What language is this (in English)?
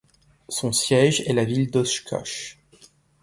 French